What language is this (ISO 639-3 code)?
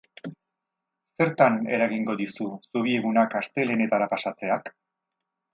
eus